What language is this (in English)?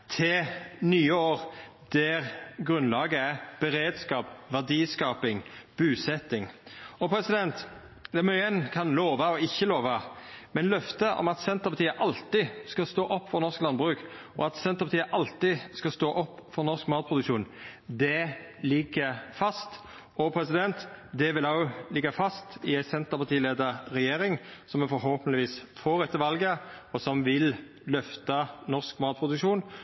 Norwegian Nynorsk